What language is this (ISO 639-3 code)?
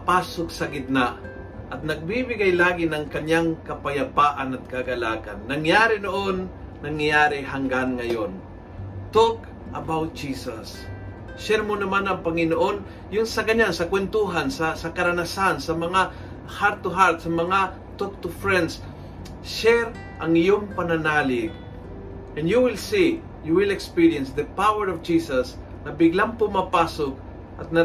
fil